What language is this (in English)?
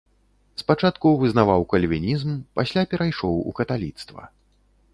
Belarusian